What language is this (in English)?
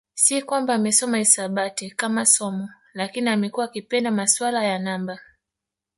Swahili